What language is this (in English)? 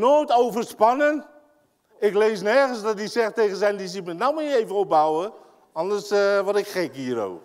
Dutch